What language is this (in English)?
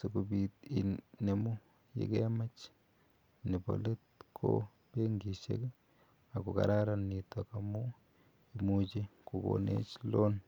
Kalenjin